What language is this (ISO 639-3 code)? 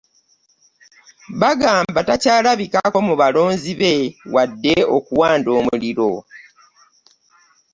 lug